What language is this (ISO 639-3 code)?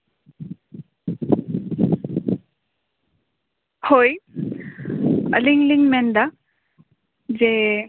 sat